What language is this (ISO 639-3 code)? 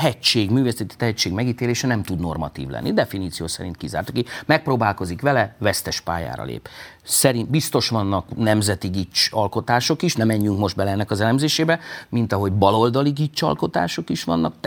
hun